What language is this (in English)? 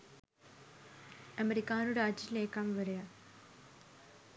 Sinhala